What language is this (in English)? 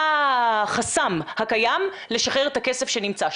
Hebrew